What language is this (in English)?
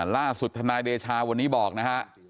Thai